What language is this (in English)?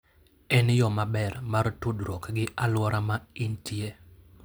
Luo (Kenya and Tanzania)